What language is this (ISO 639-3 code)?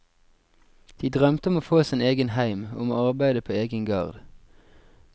nor